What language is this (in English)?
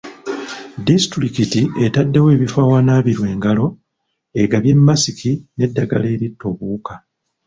Ganda